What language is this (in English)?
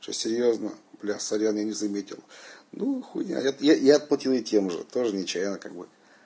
Russian